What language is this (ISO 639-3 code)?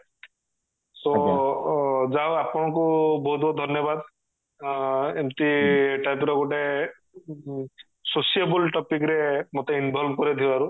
ori